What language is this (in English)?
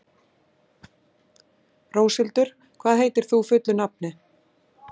Icelandic